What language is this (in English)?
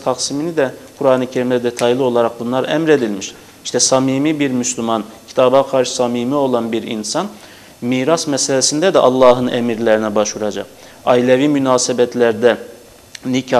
Turkish